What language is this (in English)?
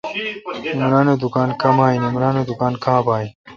Kalkoti